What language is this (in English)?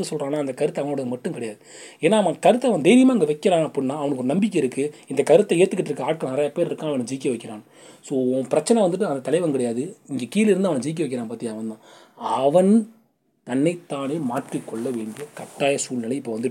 Tamil